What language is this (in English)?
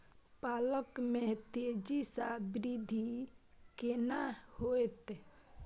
Maithili